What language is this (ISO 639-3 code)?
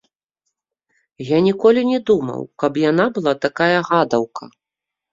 bel